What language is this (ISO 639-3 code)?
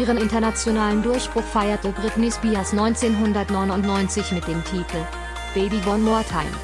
deu